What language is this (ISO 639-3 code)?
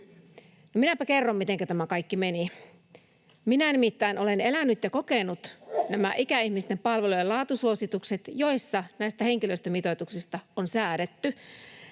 fin